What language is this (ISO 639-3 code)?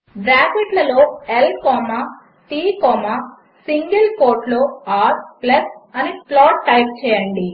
tel